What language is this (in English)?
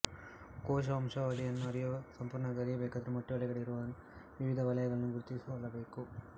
Kannada